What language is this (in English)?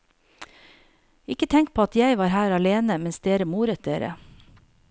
Norwegian